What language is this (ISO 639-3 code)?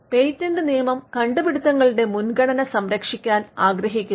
mal